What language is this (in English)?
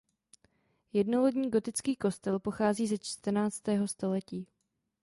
Czech